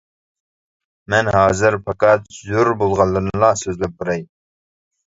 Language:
Uyghur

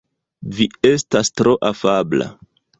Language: Esperanto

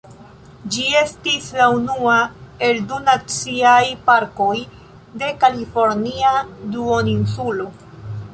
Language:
Esperanto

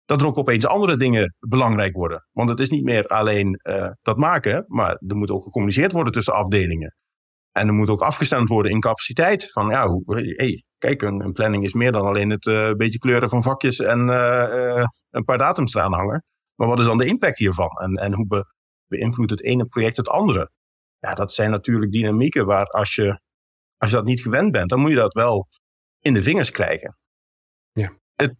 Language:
Dutch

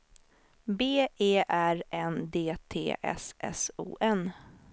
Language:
Swedish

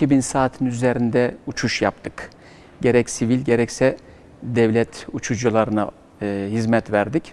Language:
Turkish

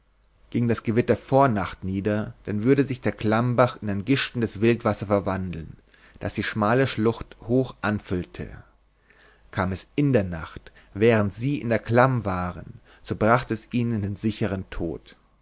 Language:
German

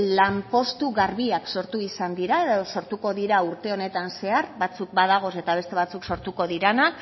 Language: Basque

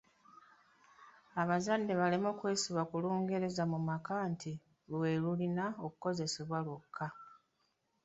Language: Ganda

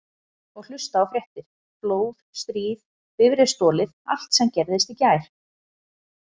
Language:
Icelandic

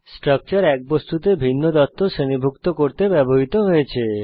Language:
Bangla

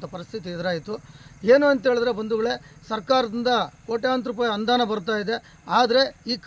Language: Kannada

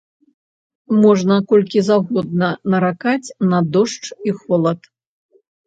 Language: Belarusian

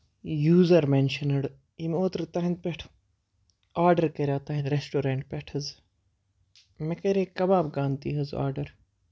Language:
Kashmiri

